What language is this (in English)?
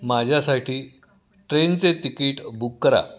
Marathi